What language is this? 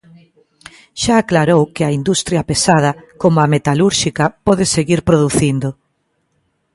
Galician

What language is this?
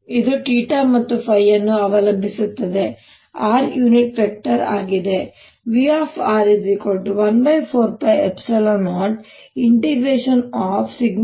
Kannada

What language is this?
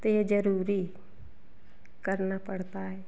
Hindi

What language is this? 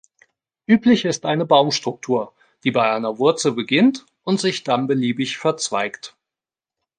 German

